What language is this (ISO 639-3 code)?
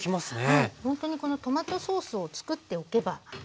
jpn